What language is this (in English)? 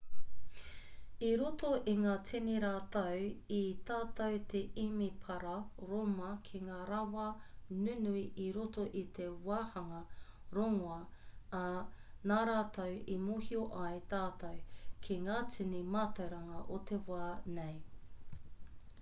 Māori